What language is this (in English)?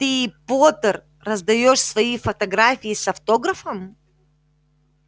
Russian